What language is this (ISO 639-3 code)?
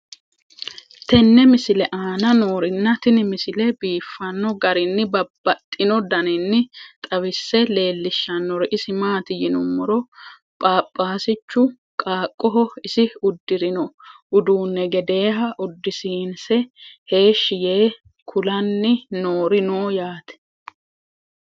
sid